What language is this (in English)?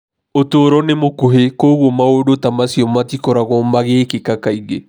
Kikuyu